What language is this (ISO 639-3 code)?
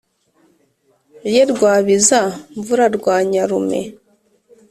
kin